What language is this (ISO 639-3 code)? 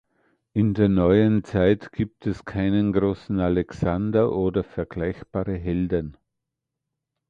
deu